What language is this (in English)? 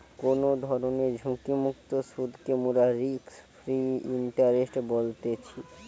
Bangla